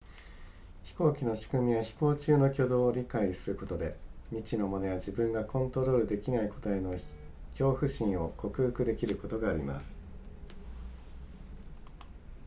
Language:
Japanese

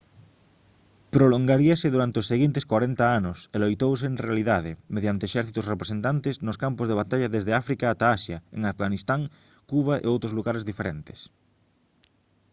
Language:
Galician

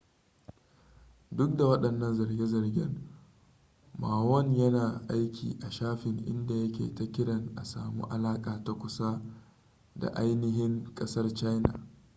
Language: Hausa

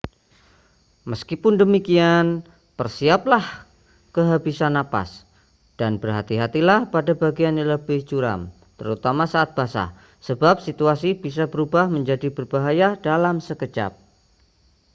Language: Indonesian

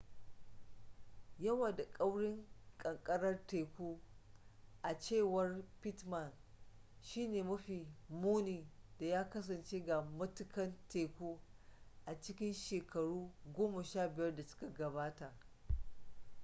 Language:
Hausa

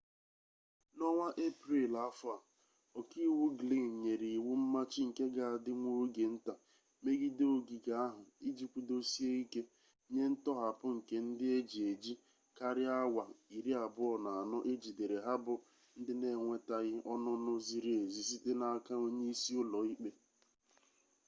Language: Igbo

